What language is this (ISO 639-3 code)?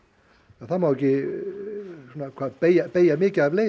isl